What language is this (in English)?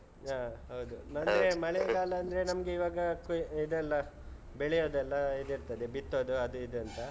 Kannada